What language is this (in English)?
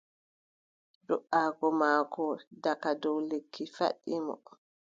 Adamawa Fulfulde